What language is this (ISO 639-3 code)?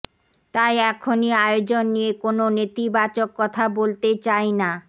ben